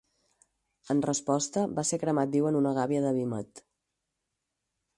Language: Catalan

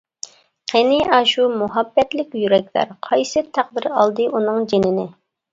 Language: Uyghur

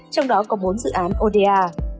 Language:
Vietnamese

